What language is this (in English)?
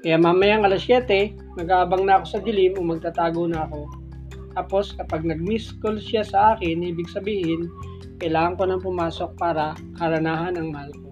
Filipino